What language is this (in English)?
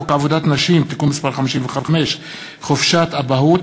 Hebrew